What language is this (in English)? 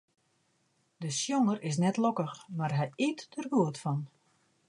Western Frisian